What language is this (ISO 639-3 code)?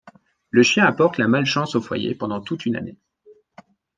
fra